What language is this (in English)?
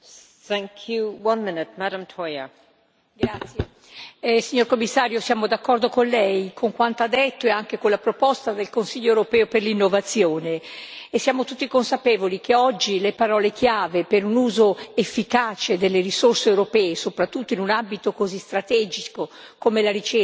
Italian